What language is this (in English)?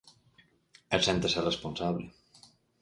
Galician